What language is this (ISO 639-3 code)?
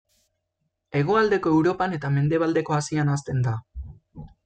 eus